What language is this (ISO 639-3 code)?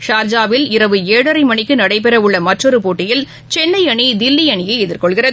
tam